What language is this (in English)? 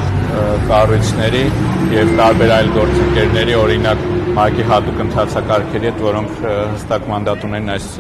Romanian